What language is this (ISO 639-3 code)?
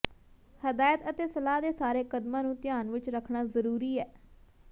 pan